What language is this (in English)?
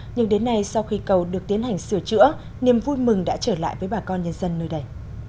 Vietnamese